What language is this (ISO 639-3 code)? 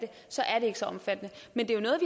dan